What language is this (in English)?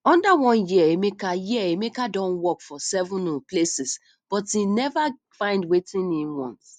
Nigerian Pidgin